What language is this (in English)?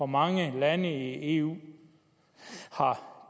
Danish